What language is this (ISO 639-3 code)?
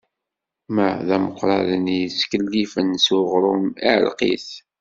kab